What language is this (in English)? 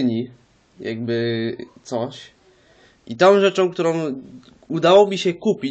Polish